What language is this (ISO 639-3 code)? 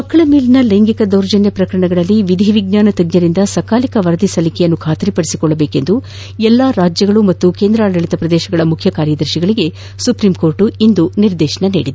kan